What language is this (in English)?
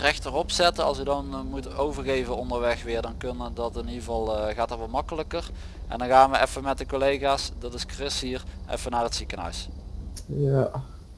Dutch